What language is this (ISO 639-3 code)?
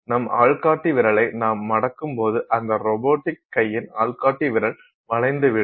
tam